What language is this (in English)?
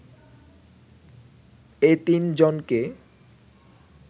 Bangla